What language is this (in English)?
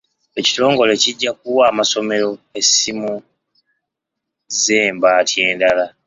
Ganda